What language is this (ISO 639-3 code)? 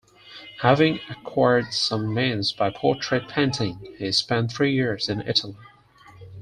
eng